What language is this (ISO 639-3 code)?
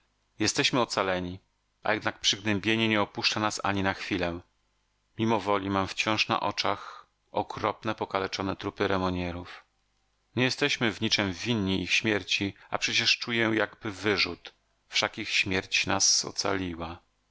pol